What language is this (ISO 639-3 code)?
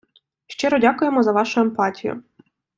ukr